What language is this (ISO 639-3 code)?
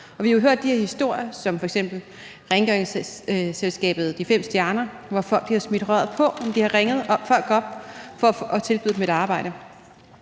dan